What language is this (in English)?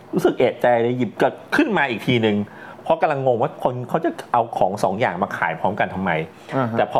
Thai